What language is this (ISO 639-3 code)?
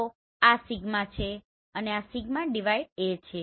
guj